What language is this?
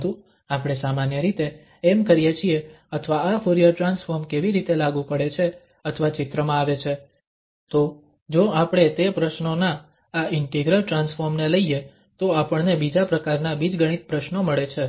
Gujarati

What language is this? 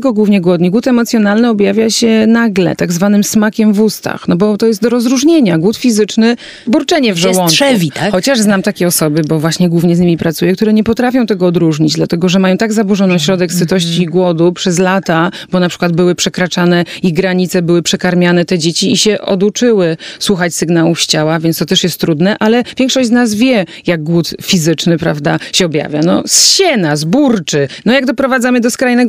Polish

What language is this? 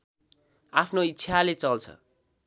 Nepali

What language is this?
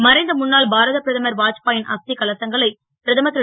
Tamil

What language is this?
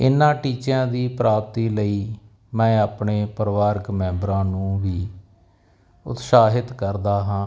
Punjabi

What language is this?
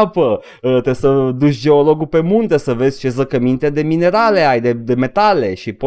Romanian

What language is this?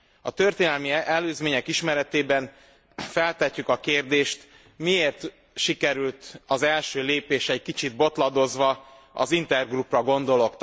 Hungarian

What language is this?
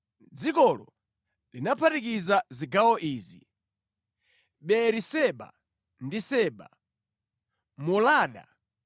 Nyanja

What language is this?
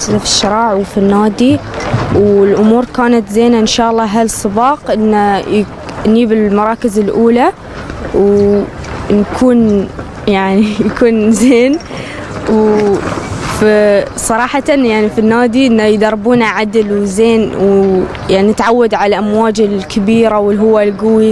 Arabic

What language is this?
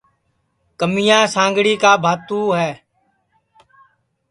Sansi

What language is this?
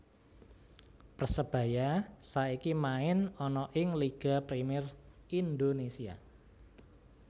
Javanese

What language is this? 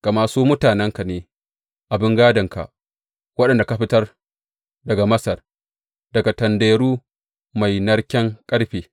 Hausa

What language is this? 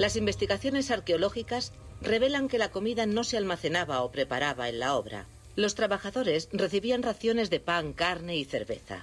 Spanish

